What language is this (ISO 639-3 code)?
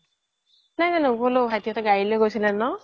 asm